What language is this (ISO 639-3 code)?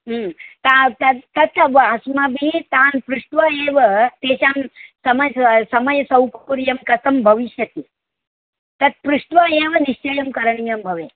san